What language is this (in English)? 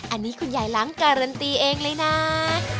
Thai